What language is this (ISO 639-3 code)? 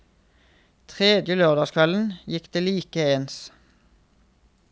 nor